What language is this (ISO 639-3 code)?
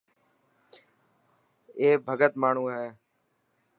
mki